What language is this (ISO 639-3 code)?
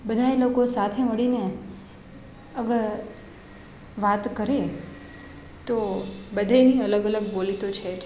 guj